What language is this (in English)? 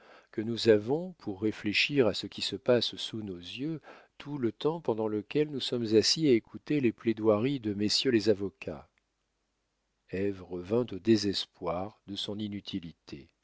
French